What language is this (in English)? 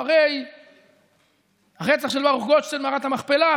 Hebrew